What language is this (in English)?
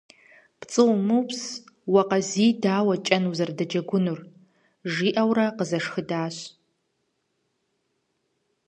Kabardian